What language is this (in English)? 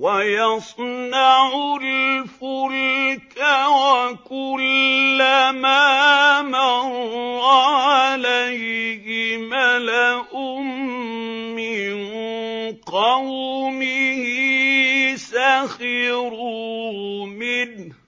Arabic